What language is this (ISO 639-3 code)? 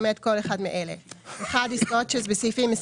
heb